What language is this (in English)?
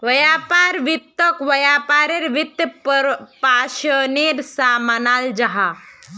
Magahi